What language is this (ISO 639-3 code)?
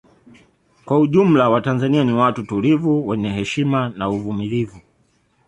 swa